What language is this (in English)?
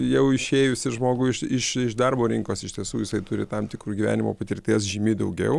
Lithuanian